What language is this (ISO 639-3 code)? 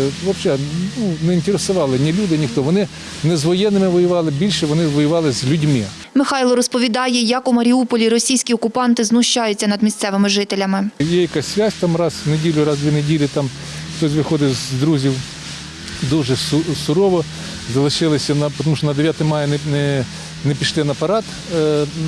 ukr